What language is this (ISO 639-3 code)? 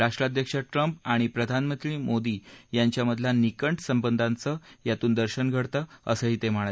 mar